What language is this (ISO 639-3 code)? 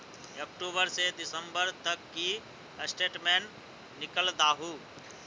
mag